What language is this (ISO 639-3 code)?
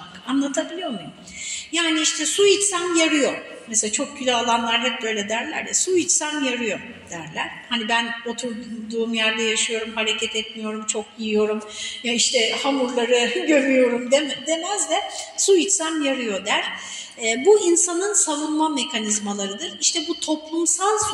tur